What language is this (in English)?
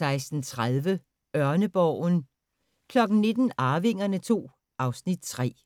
Danish